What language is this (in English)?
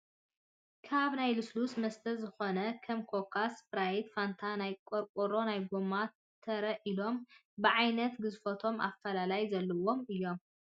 Tigrinya